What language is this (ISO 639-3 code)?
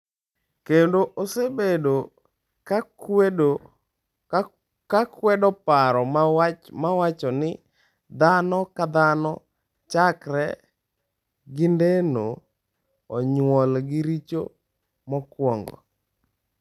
luo